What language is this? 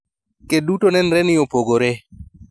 Luo (Kenya and Tanzania)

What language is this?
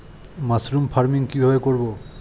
Bangla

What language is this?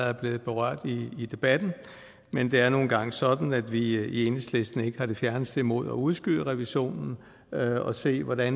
Danish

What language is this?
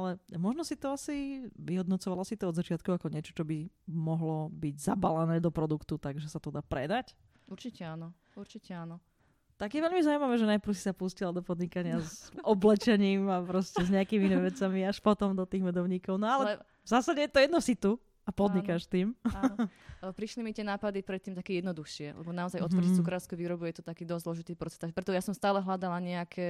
Slovak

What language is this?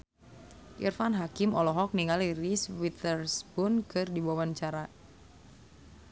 Sundanese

